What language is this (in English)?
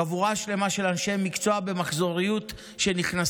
Hebrew